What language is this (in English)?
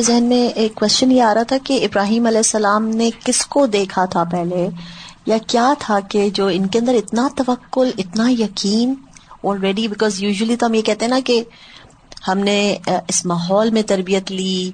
Urdu